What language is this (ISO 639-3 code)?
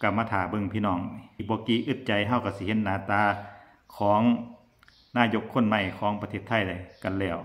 tha